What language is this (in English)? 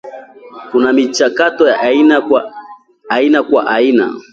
Swahili